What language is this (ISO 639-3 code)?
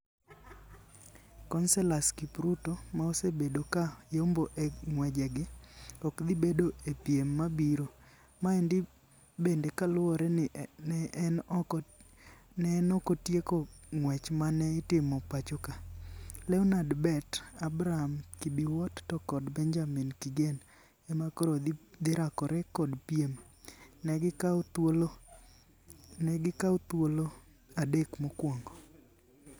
luo